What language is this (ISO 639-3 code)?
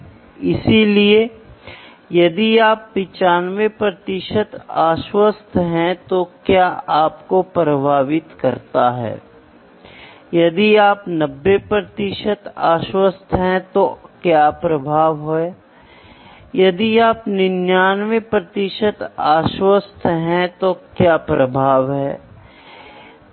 hin